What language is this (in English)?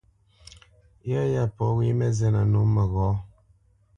Bamenyam